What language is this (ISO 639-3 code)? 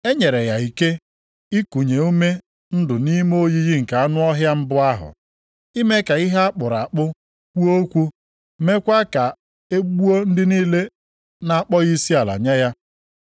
ibo